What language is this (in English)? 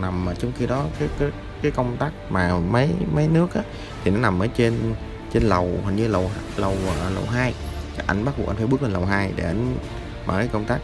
Vietnamese